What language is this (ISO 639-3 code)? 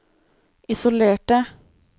nor